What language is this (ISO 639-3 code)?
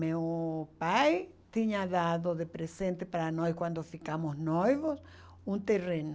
por